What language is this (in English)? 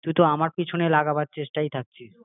Bangla